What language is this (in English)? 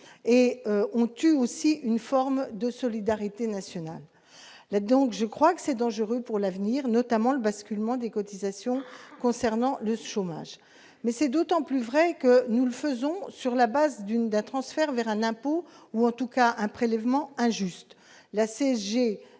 French